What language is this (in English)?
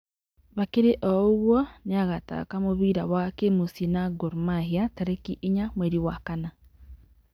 Kikuyu